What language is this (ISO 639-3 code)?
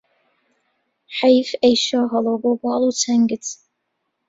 ckb